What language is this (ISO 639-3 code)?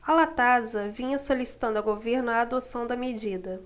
por